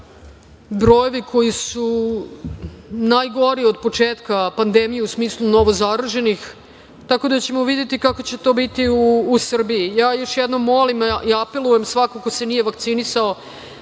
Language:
Serbian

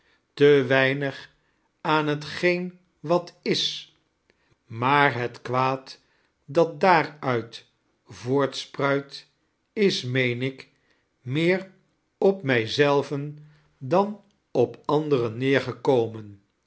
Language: Dutch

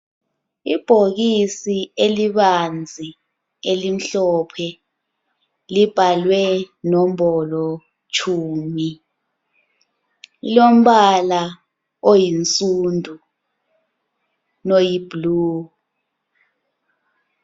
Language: North Ndebele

